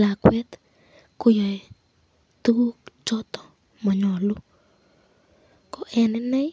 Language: Kalenjin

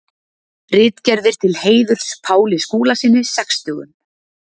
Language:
Icelandic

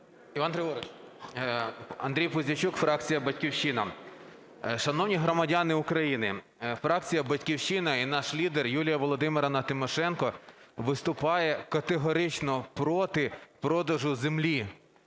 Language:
Ukrainian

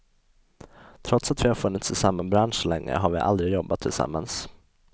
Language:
Swedish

